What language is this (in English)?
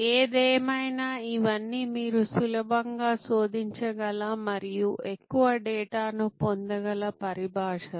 Telugu